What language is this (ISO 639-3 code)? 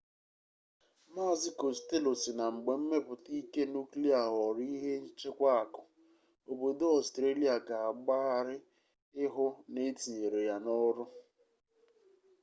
ibo